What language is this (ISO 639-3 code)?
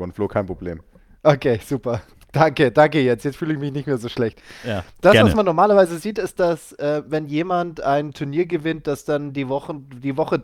deu